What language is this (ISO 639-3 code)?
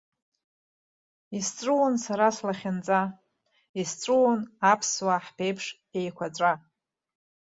abk